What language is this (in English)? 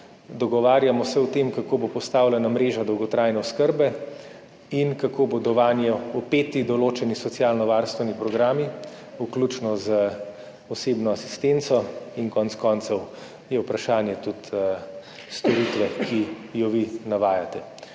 Slovenian